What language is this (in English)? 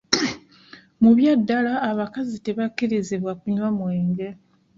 Ganda